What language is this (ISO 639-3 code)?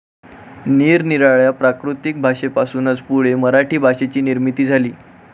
mar